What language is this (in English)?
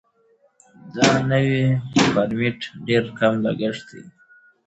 Pashto